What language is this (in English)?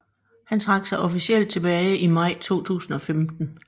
Danish